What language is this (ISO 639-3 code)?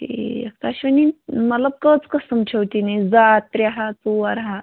kas